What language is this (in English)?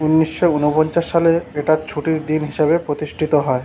Bangla